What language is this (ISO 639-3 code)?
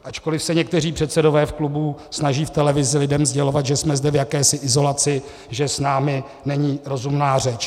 ces